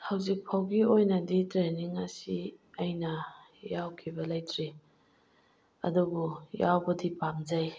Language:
Manipuri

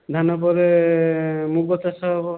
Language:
Odia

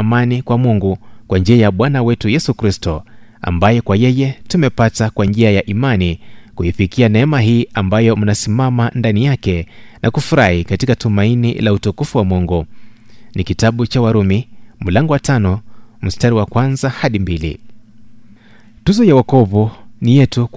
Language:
Swahili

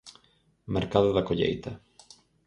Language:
Galician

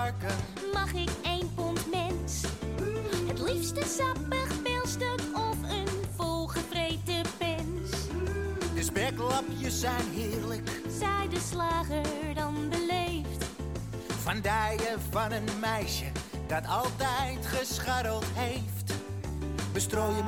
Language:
Dutch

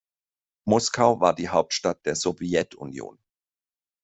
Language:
German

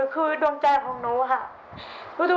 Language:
Thai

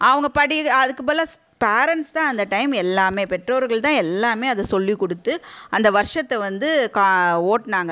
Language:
Tamil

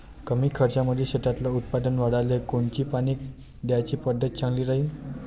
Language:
Marathi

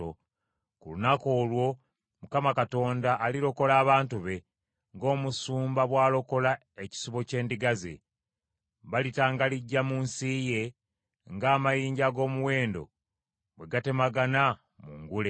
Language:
Ganda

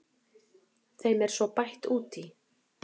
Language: Icelandic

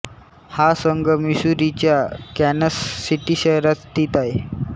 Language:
Marathi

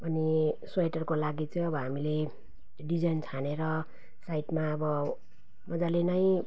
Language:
Nepali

